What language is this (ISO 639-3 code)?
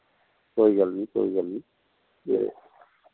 doi